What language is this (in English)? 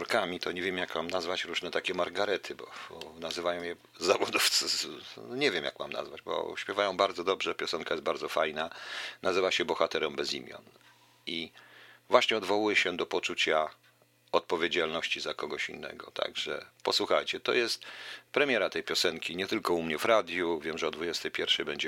Polish